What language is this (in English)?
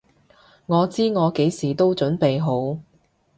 Cantonese